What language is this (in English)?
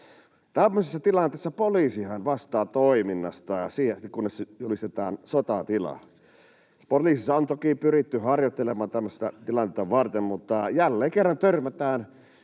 Finnish